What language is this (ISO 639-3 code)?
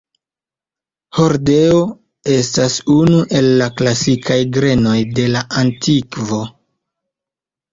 epo